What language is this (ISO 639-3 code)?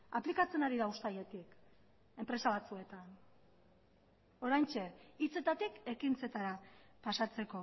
eus